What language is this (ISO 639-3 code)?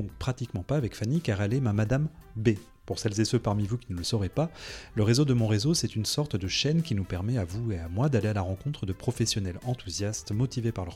fra